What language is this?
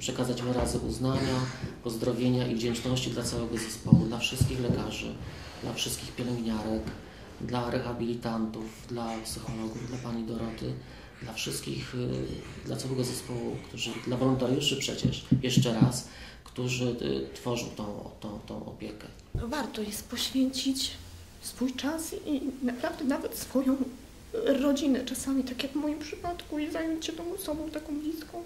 Polish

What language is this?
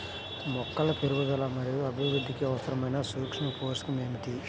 Telugu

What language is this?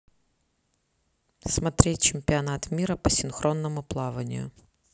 Russian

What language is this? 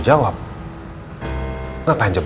Indonesian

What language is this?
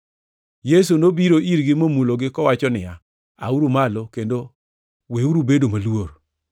Luo (Kenya and Tanzania)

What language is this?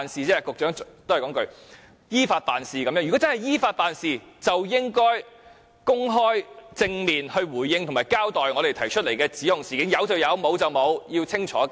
Cantonese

